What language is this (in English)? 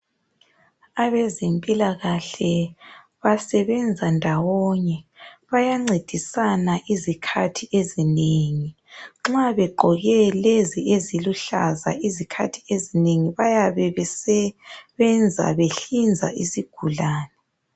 North Ndebele